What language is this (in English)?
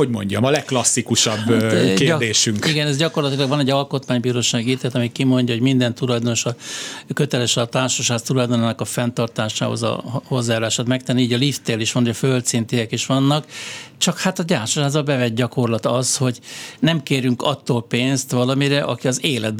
Hungarian